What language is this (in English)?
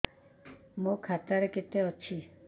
Odia